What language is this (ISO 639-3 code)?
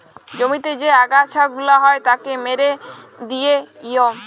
ben